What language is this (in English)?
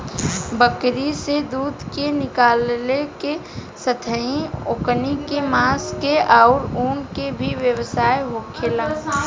Bhojpuri